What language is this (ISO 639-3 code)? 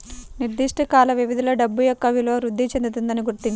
tel